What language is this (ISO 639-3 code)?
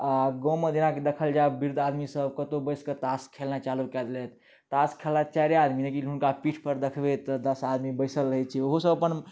mai